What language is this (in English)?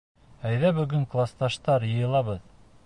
Bashkir